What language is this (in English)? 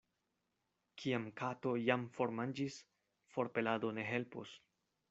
Esperanto